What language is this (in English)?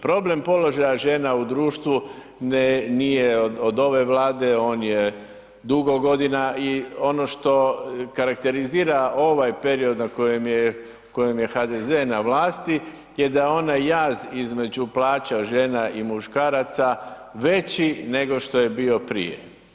Croatian